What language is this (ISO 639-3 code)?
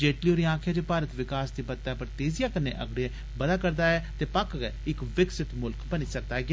doi